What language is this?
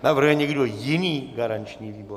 Czech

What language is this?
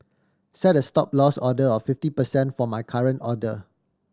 English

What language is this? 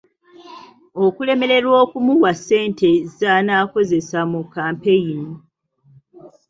Ganda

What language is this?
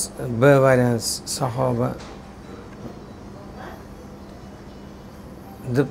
Turkish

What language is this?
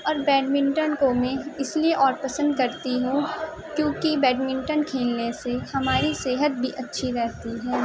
Urdu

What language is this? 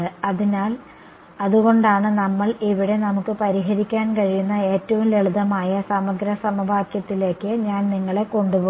Malayalam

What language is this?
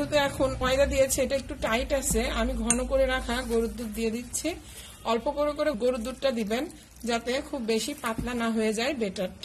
Hindi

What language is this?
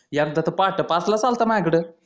Marathi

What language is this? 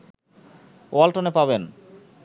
Bangla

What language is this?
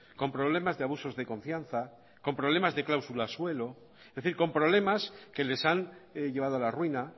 Spanish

